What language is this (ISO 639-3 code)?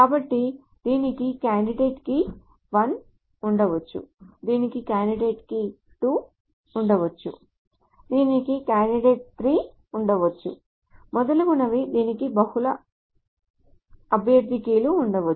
tel